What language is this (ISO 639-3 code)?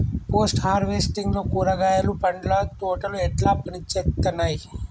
tel